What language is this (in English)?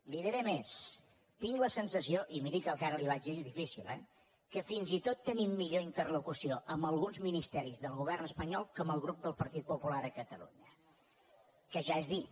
Catalan